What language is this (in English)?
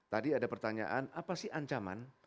Indonesian